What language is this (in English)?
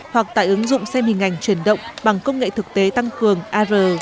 Vietnamese